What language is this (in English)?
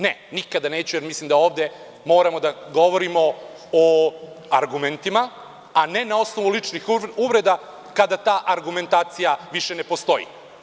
Serbian